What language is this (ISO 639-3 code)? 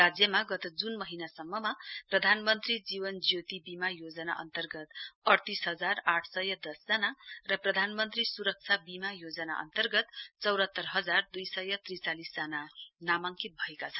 nep